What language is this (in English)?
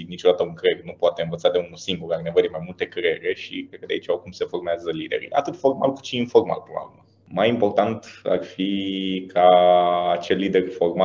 Romanian